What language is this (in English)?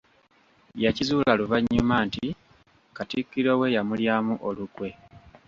Ganda